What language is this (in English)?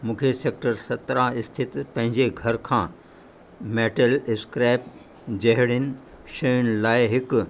Sindhi